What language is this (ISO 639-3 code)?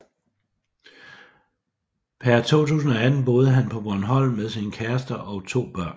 dan